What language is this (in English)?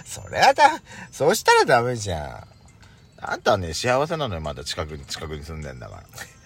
Japanese